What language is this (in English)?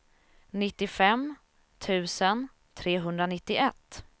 Swedish